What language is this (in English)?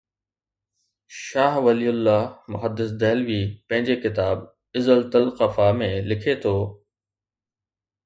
Sindhi